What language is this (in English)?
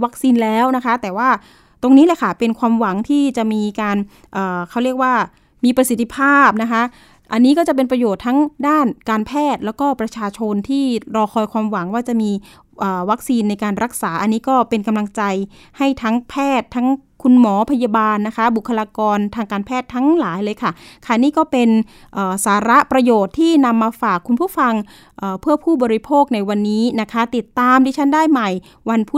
Thai